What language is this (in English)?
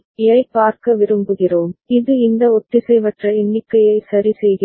Tamil